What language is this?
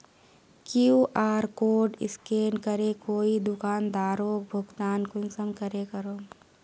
Magahi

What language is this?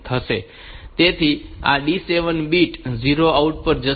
Gujarati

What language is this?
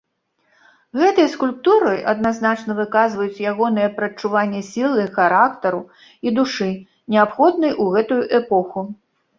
Belarusian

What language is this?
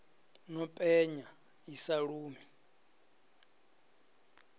Venda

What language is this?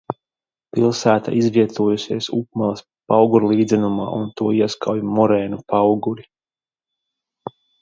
Latvian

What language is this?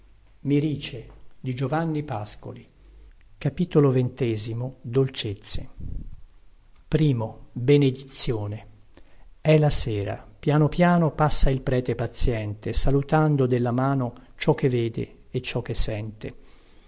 Italian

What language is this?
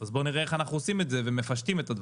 Hebrew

